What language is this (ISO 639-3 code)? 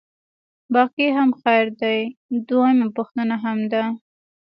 pus